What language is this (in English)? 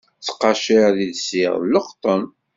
Kabyle